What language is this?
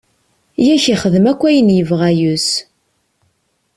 Kabyle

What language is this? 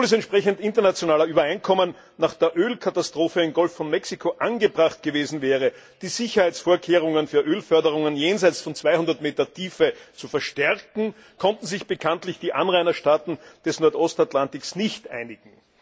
German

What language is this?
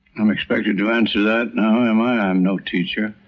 English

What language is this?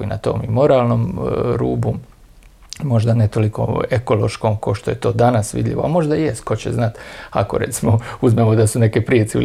Croatian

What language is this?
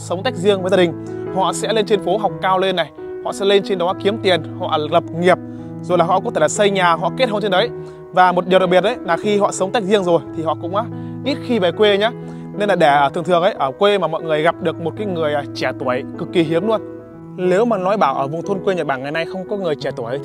Vietnamese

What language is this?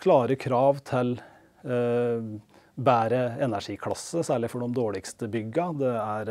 Norwegian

